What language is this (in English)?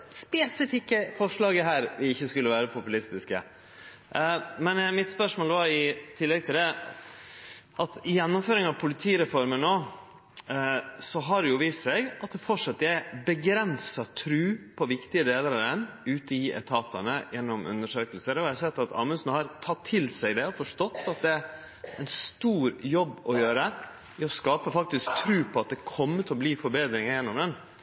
Norwegian Nynorsk